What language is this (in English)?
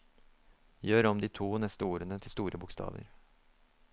Norwegian